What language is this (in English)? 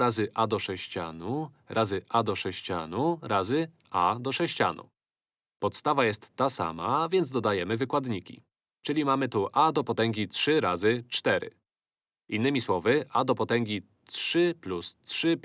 Polish